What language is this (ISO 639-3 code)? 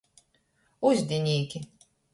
ltg